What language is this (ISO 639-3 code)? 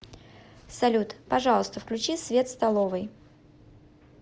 rus